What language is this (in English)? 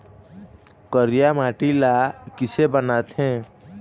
Chhattisgarhi